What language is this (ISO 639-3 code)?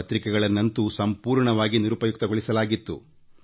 kan